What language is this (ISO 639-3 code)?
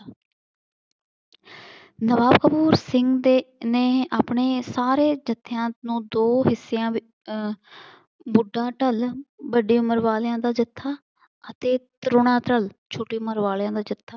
pan